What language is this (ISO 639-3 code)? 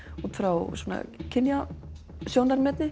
isl